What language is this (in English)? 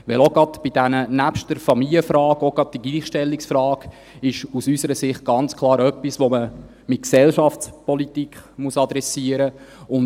Swiss German